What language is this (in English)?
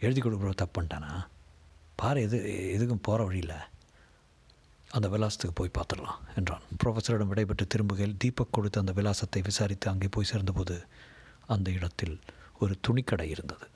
Tamil